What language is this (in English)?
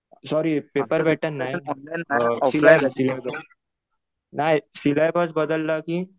Marathi